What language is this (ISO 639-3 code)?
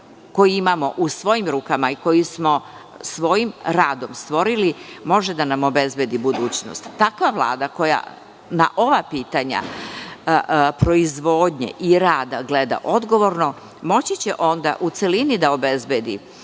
srp